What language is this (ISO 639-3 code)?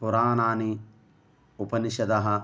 san